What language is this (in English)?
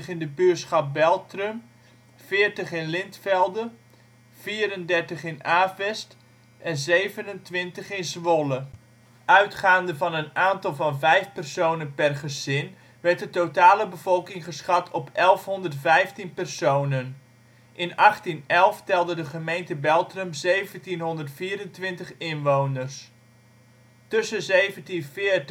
Dutch